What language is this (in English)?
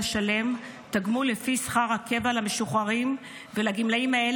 Hebrew